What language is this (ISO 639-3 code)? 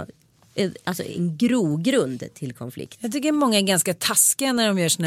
swe